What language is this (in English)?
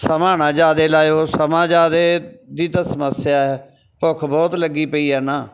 Punjabi